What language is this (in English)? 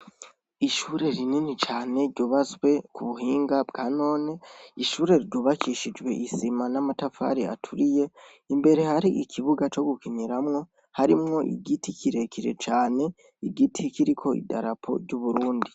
Rundi